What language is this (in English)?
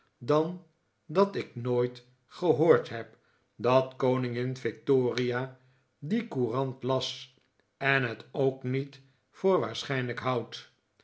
Dutch